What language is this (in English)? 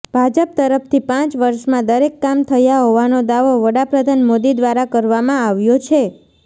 Gujarati